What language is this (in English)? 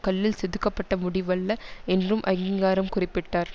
Tamil